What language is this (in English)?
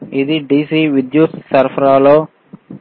Telugu